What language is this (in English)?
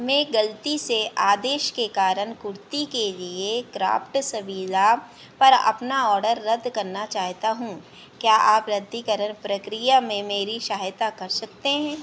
Hindi